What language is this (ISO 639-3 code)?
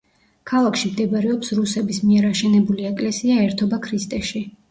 kat